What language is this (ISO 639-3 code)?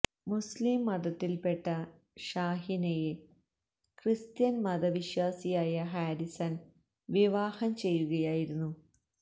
mal